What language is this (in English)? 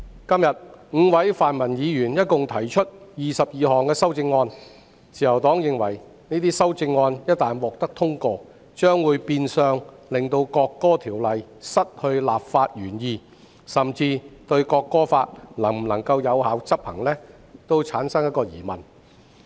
Cantonese